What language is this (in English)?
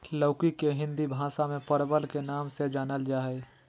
Magahi